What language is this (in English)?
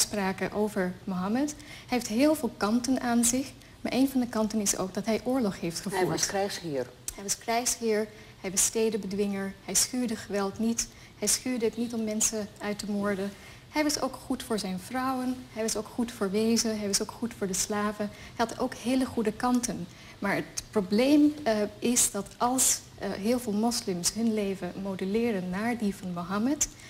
Dutch